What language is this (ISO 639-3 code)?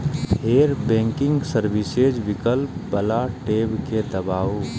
mai